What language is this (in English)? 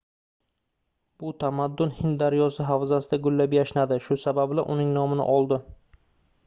Uzbek